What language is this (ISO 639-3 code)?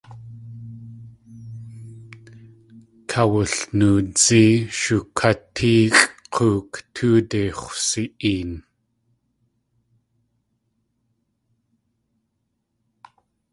tli